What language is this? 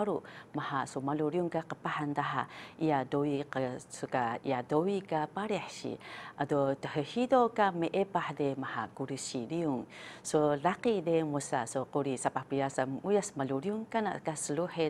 Korean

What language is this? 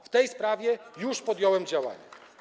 Polish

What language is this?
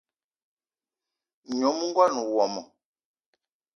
Eton (Cameroon)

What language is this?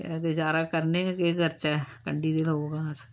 Dogri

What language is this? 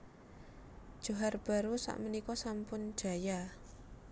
Javanese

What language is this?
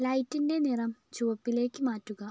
Malayalam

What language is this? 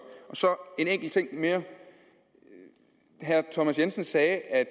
Danish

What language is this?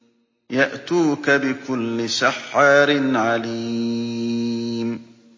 Arabic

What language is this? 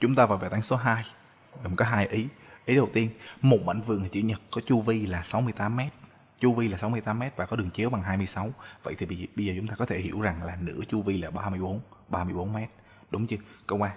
Vietnamese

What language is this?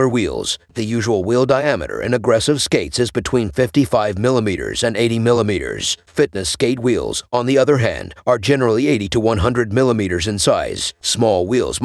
English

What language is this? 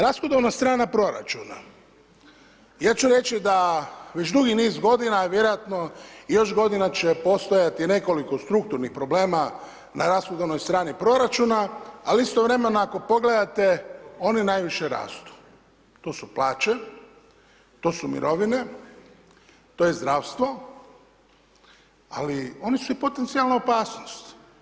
Croatian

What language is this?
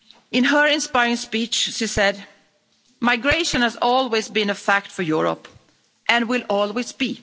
English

